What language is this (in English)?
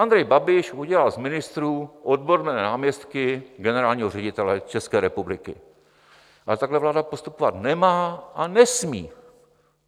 Czech